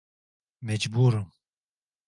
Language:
Turkish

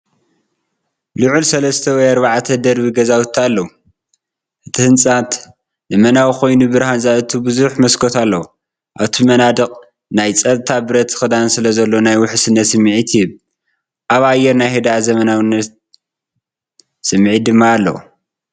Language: Tigrinya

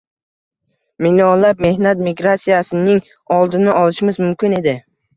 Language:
Uzbek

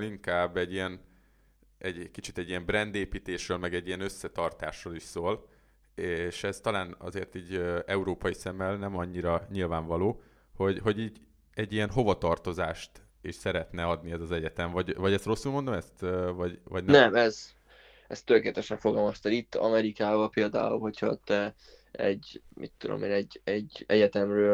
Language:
Hungarian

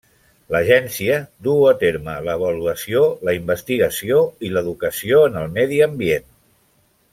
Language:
Catalan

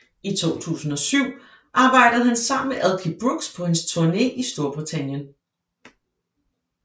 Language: Danish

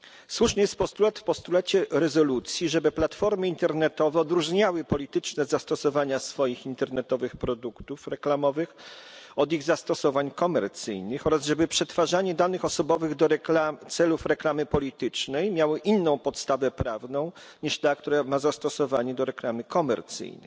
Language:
Polish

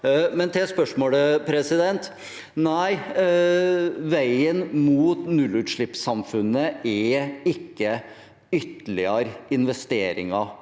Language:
Norwegian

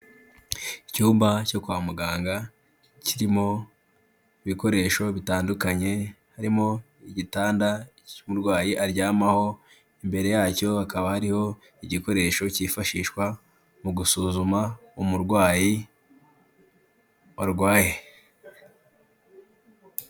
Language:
Kinyarwanda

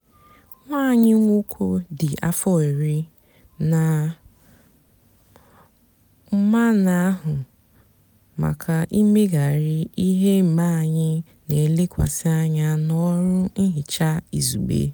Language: Igbo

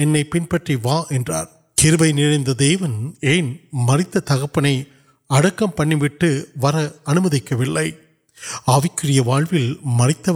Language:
Urdu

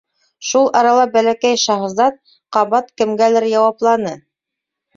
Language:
Bashkir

